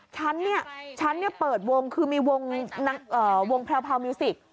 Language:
Thai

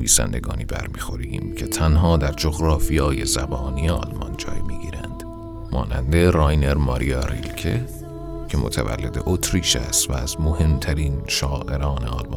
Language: Persian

